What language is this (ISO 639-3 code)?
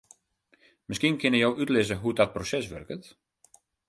fry